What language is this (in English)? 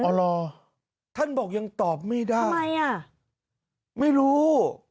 Thai